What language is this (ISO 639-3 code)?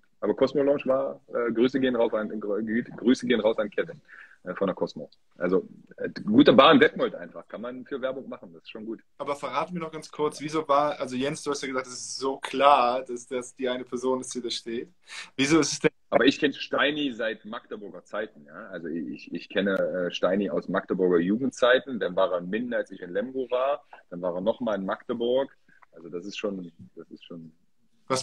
deu